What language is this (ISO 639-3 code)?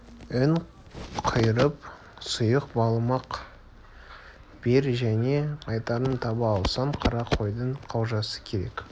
kaz